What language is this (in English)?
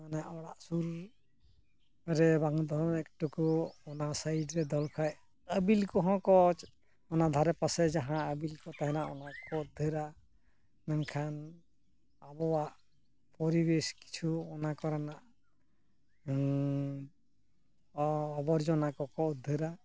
Santali